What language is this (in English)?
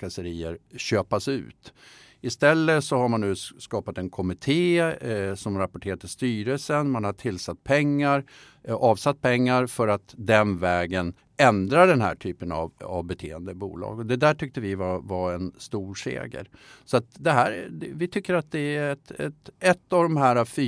Swedish